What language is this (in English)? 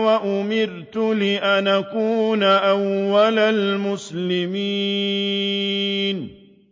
Arabic